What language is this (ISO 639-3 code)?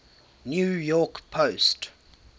eng